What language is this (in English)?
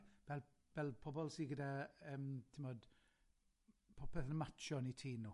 Welsh